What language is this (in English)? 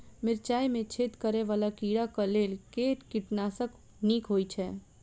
Maithili